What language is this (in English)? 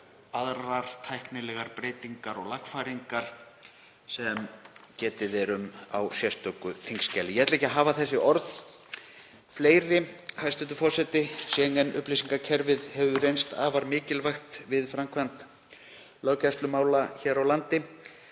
Icelandic